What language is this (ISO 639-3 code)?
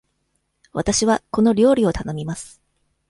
jpn